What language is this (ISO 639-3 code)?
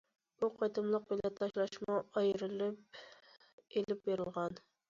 uig